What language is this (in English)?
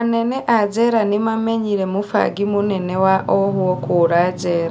Kikuyu